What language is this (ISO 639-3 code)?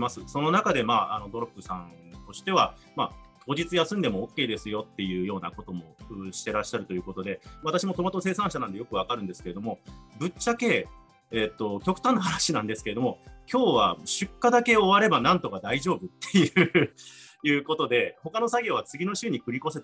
jpn